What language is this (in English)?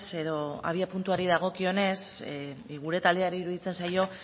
Basque